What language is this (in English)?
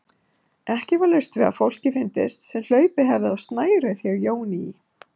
Icelandic